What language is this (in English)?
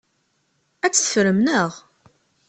Kabyle